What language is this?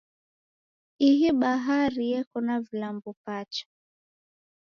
Taita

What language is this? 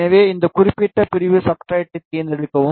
Tamil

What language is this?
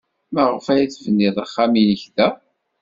Kabyle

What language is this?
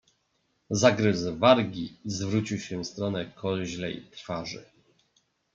Polish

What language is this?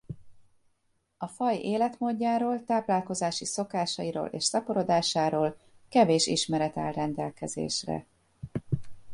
Hungarian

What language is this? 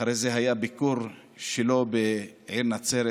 Hebrew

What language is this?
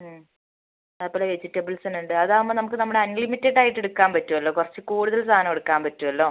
Malayalam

